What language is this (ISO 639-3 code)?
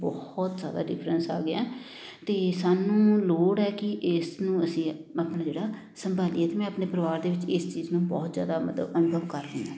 pan